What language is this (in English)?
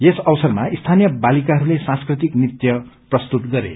Nepali